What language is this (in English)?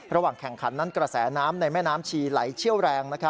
Thai